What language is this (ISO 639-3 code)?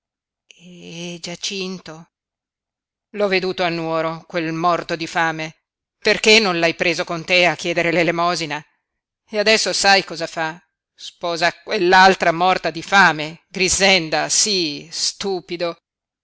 ita